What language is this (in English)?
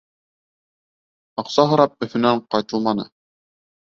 Bashkir